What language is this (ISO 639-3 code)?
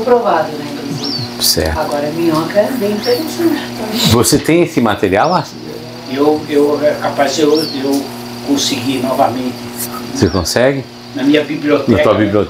por